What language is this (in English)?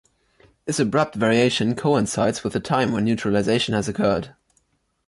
English